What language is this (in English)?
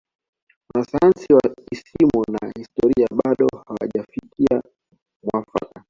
Swahili